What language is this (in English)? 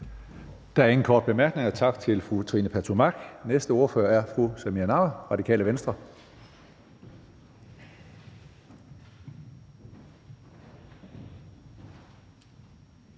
Danish